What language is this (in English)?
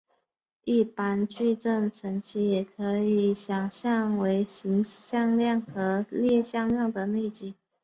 Chinese